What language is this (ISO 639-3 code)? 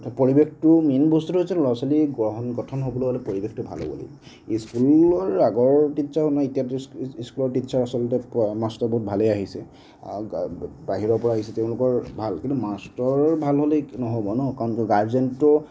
asm